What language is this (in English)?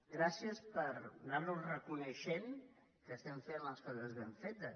Catalan